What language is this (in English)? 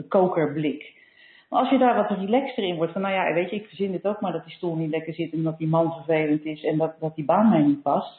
Dutch